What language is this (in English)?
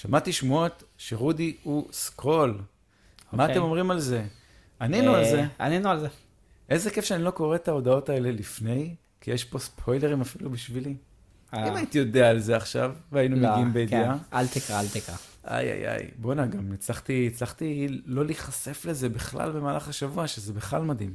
Hebrew